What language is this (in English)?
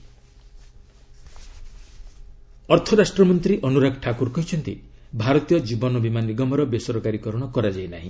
Odia